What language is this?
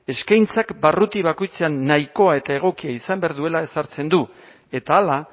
Basque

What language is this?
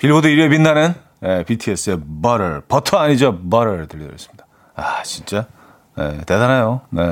Korean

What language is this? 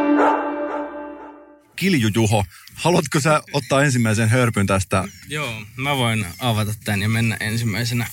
Finnish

